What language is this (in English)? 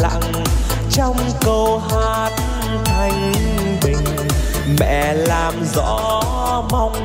Vietnamese